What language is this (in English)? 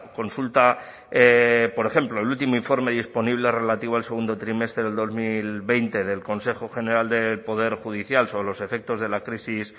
Spanish